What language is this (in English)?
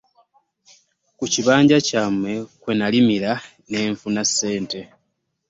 Ganda